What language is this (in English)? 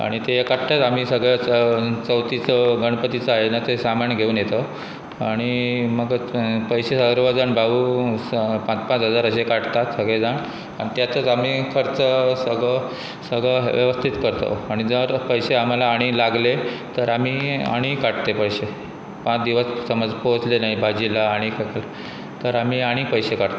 Konkani